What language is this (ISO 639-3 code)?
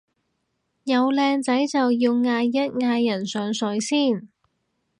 yue